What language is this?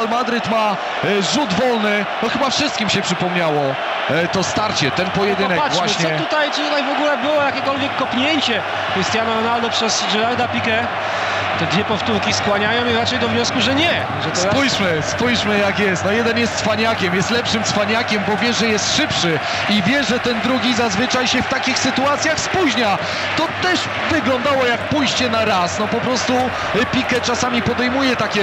Polish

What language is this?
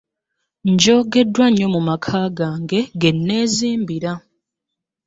Ganda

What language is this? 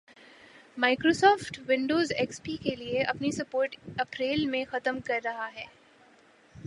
Urdu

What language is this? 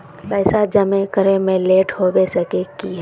Magahi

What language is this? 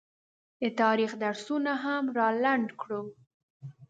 Pashto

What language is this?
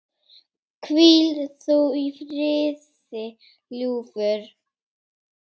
Icelandic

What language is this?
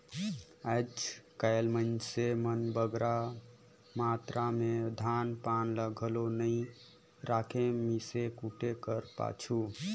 Chhattisgarhi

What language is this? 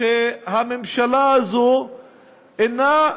Hebrew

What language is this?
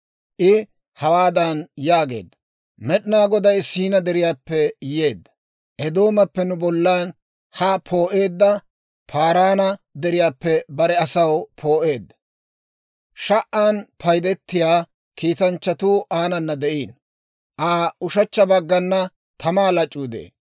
Dawro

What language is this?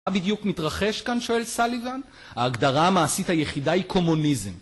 Hebrew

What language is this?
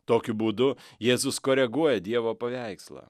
Lithuanian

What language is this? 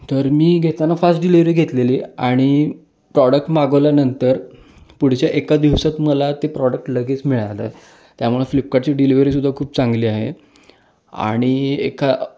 Marathi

